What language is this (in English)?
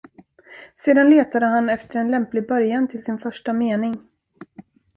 Swedish